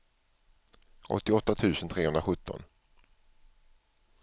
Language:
Swedish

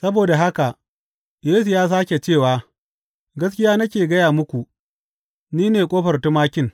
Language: Hausa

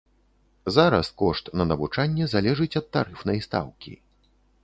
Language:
Belarusian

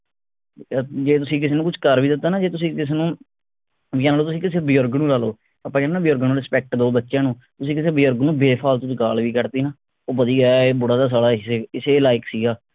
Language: Punjabi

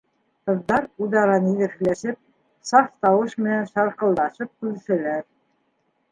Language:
Bashkir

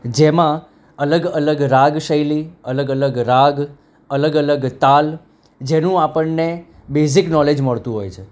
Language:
Gujarati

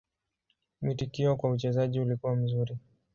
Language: Swahili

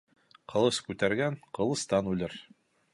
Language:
Bashkir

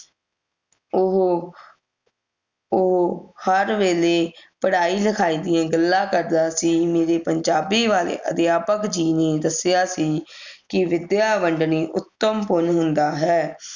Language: Punjabi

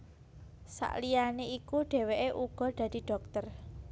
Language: Javanese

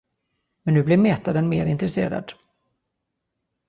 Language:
Swedish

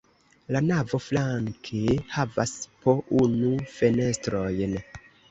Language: Esperanto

